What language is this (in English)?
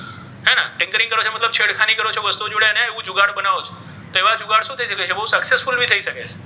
Gujarati